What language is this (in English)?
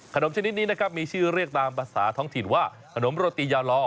Thai